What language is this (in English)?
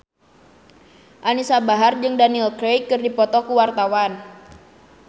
Sundanese